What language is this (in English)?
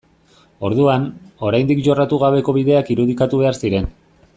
Basque